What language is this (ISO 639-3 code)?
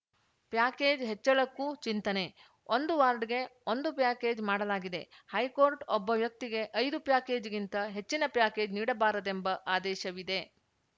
kan